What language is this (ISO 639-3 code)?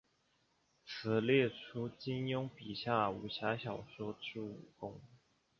zho